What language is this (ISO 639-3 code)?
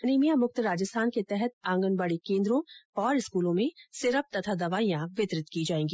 hin